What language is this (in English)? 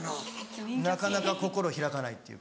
Japanese